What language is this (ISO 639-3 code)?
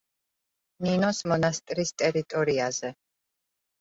kat